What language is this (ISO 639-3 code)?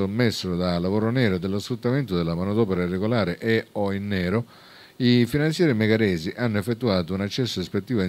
ita